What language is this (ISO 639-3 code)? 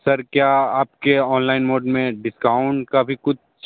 hin